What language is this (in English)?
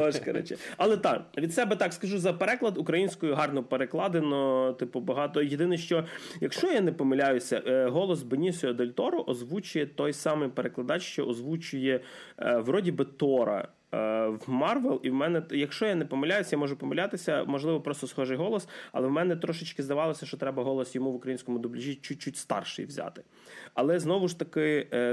Ukrainian